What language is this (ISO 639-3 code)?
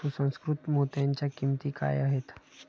mar